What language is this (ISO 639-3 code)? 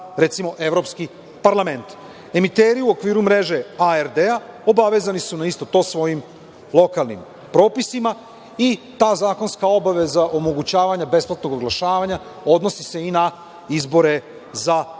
srp